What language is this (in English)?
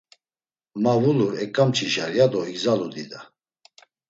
Laz